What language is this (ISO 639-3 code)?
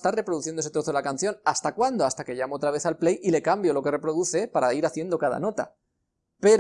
spa